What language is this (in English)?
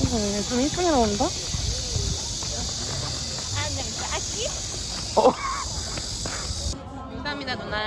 Korean